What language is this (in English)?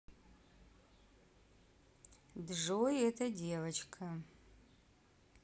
Russian